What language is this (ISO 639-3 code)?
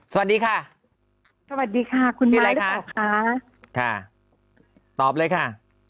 tha